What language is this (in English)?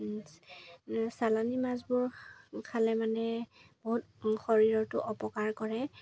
Assamese